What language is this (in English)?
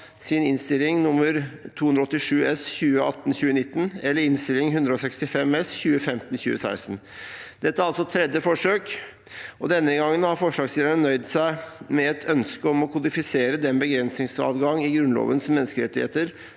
Norwegian